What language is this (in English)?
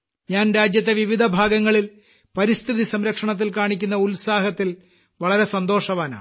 Malayalam